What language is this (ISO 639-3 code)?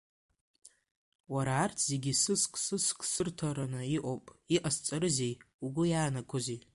abk